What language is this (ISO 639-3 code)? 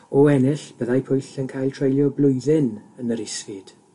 cym